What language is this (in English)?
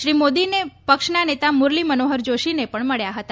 Gujarati